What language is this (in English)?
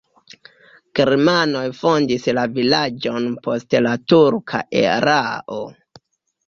Esperanto